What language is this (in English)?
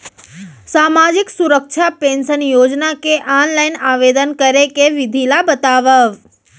Chhattisgarhi